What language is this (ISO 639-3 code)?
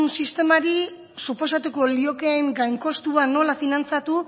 eus